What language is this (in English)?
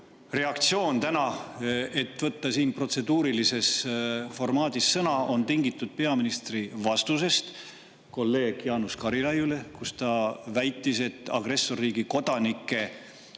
Estonian